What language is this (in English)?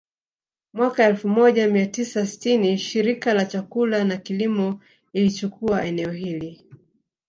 Swahili